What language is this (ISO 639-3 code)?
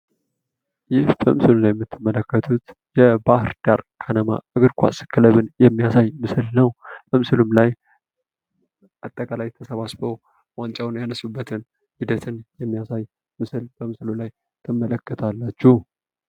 amh